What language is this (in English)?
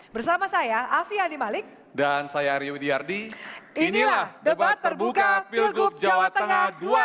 Indonesian